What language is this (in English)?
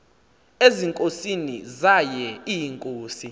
Xhosa